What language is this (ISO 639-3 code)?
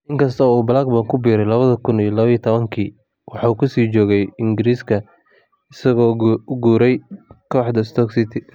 som